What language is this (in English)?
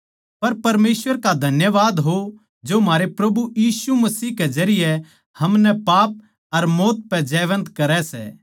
Haryanvi